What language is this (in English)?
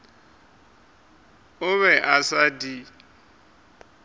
Northern Sotho